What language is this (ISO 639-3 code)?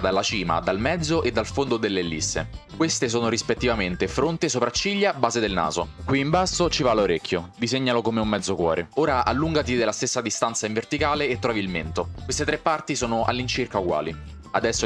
ita